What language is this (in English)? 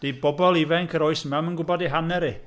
Welsh